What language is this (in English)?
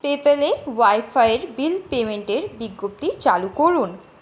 Bangla